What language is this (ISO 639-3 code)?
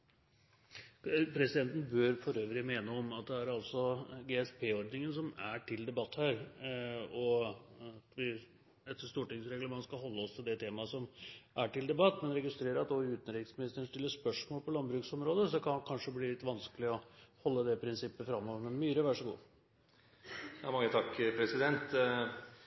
nob